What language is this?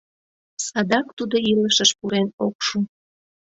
Mari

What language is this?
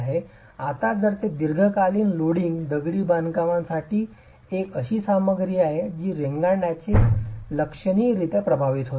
Marathi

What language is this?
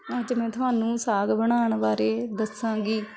Punjabi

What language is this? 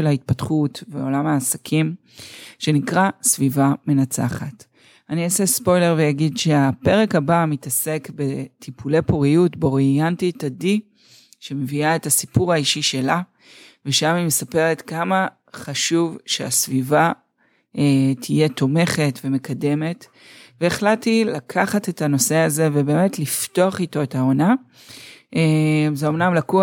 Hebrew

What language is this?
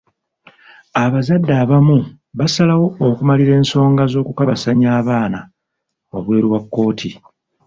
Ganda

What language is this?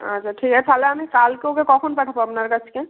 Bangla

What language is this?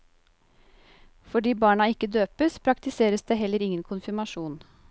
Norwegian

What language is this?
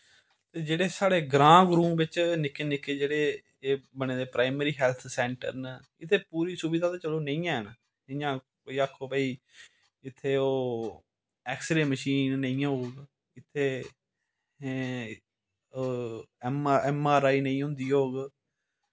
Dogri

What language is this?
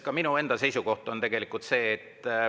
Estonian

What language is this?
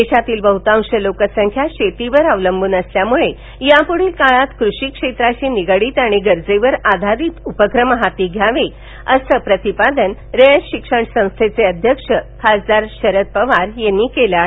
Marathi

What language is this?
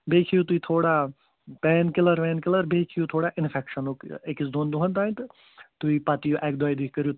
Kashmiri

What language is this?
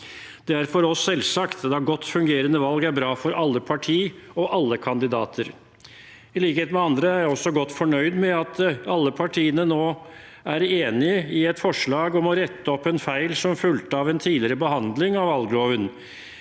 Norwegian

